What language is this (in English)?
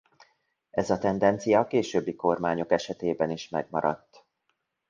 Hungarian